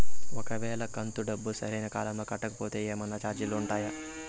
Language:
Telugu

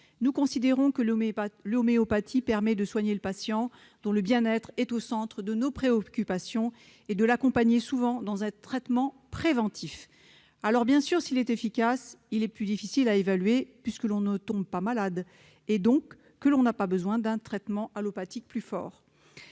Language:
French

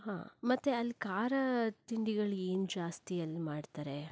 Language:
Kannada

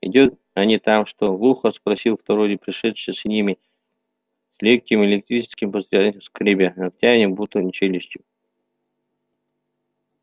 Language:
Russian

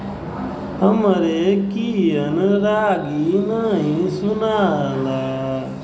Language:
Bhojpuri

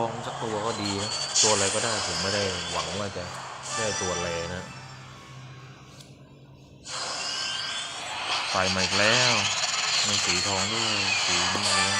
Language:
Thai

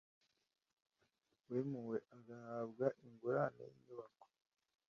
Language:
Kinyarwanda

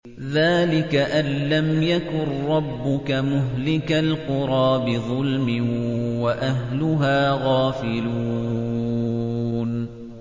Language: Arabic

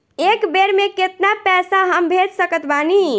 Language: Bhojpuri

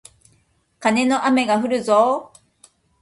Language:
Japanese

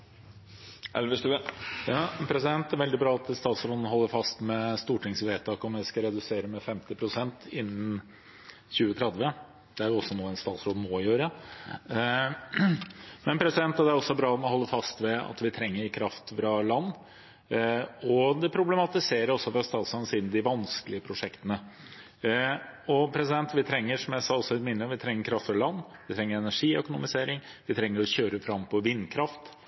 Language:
Norwegian Bokmål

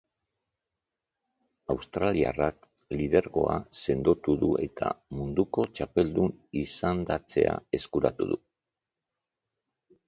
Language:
Basque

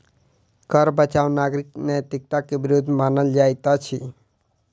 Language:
Maithili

